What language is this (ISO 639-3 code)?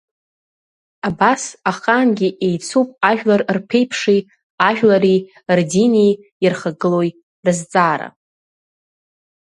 abk